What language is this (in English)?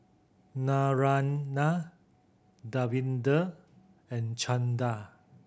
English